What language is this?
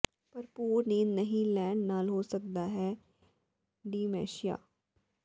Punjabi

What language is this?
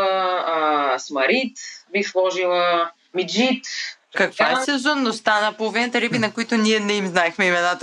Bulgarian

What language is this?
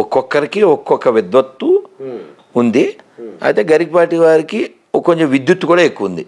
Telugu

